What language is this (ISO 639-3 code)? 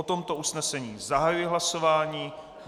ces